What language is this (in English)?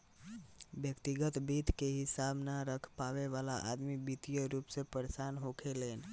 Bhojpuri